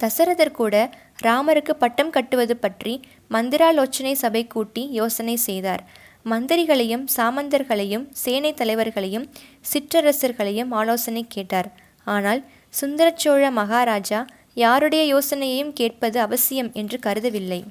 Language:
Tamil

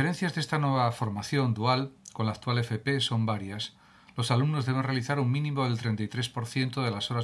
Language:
Spanish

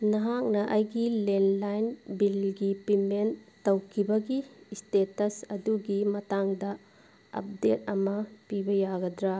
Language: Manipuri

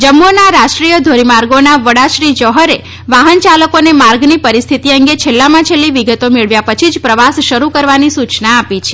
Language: Gujarati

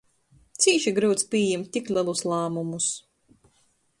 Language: Latgalian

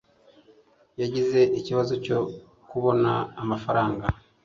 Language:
Kinyarwanda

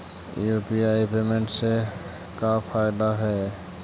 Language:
Magahi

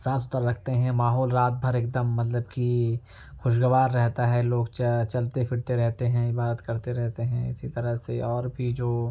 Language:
Urdu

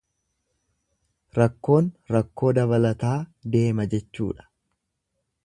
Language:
Oromo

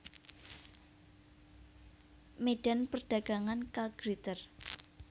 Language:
Javanese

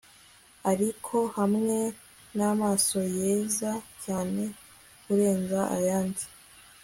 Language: Kinyarwanda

